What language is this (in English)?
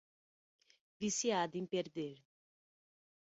Portuguese